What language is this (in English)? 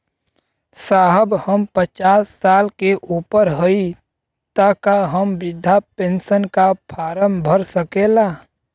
Bhojpuri